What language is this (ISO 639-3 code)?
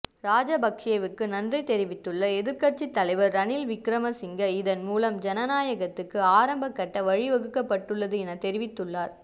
tam